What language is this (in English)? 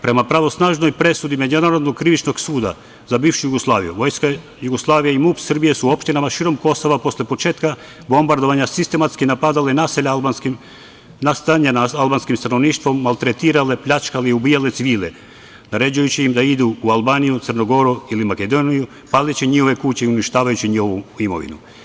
Serbian